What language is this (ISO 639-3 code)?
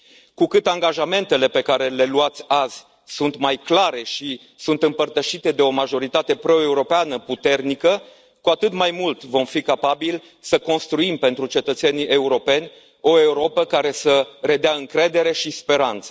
ron